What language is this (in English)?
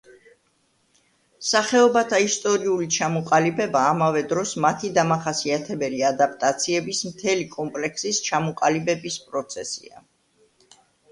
Georgian